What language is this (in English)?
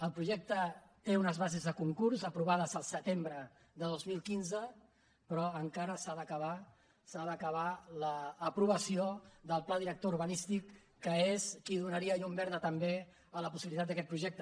Catalan